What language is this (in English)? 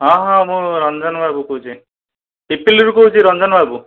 Odia